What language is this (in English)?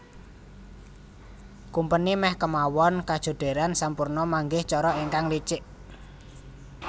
Javanese